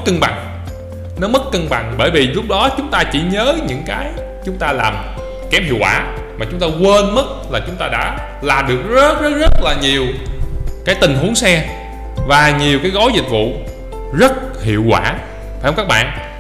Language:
Vietnamese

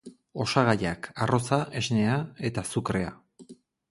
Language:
Basque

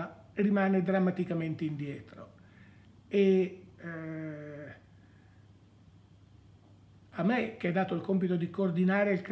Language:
Italian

